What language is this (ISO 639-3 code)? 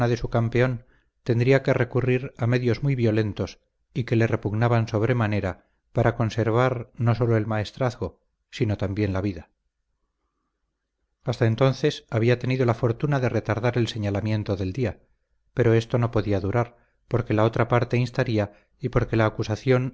spa